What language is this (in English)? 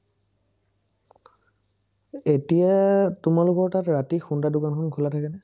Assamese